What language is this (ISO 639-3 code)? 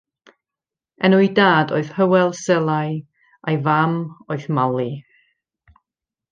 cym